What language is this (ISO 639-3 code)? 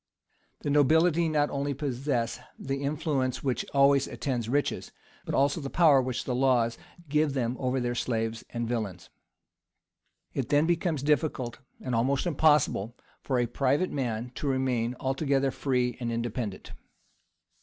eng